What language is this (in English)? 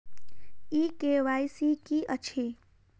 Maithili